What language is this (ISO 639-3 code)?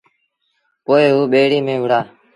sbn